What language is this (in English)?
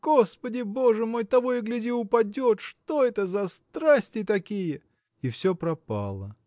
Russian